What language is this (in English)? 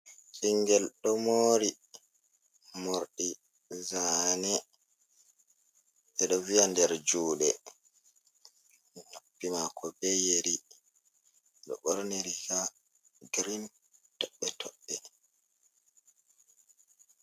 Fula